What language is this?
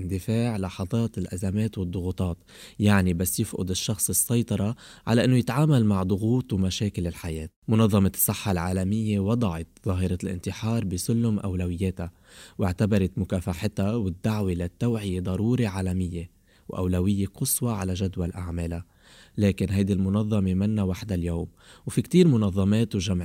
Arabic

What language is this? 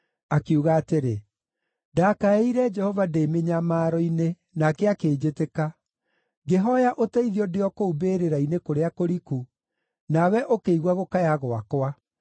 Kikuyu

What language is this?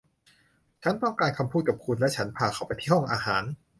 Thai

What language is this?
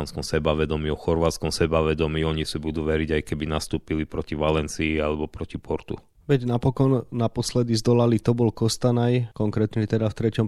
Slovak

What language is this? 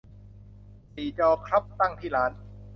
Thai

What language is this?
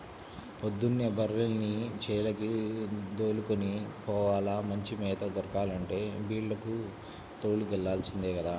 Telugu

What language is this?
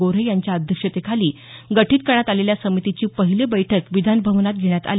Marathi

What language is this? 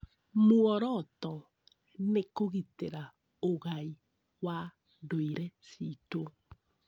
Kikuyu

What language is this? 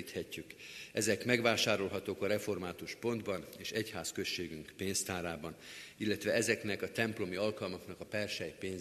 Hungarian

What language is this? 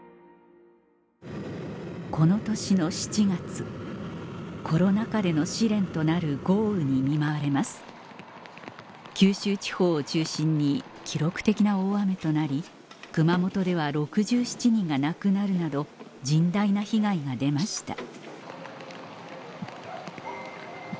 Japanese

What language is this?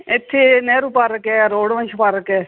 Punjabi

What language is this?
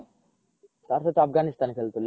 Odia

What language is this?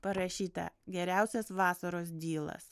Lithuanian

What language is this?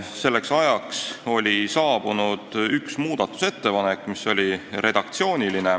Estonian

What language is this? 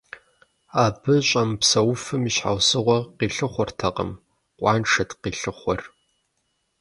Kabardian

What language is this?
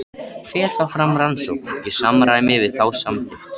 Icelandic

